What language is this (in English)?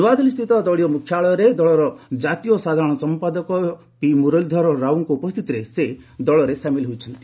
Odia